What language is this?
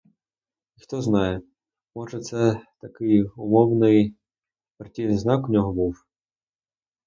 Ukrainian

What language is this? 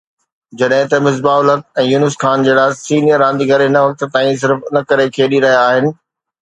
Sindhi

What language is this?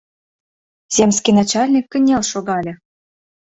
Mari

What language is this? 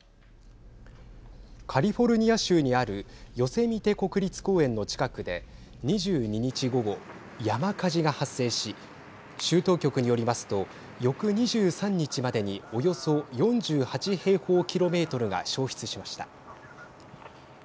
Japanese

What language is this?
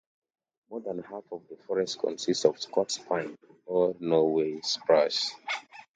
English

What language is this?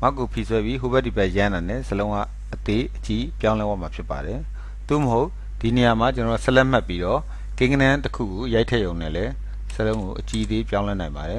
Korean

